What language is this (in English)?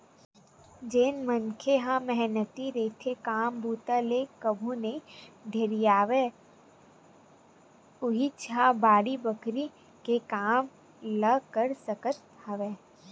Chhattisgarhi